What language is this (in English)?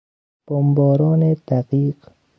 Persian